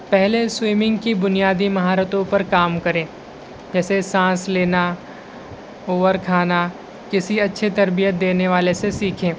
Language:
Urdu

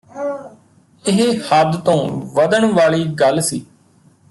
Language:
Punjabi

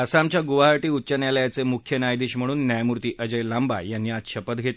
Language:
Marathi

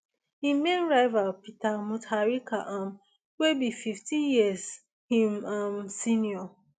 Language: Nigerian Pidgin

